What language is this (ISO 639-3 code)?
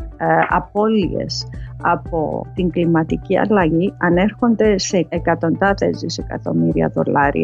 ell